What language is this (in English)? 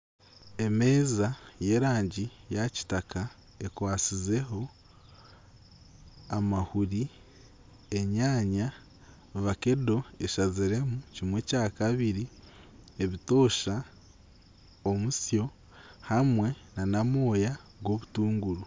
Nyankole